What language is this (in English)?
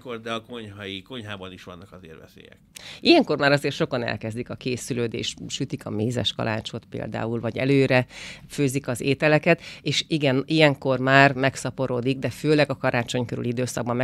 Hungarian